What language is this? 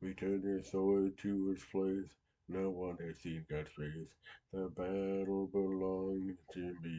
English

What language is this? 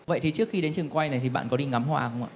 Vietnamese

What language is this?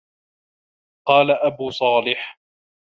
Arabic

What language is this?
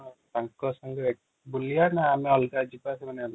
Odia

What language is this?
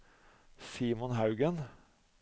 Norwegian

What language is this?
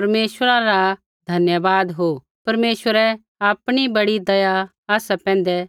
Kullu Pahari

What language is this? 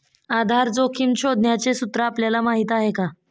Marathi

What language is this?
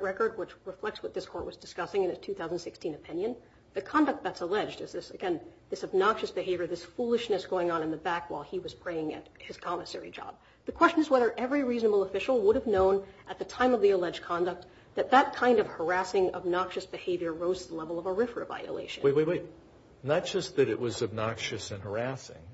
English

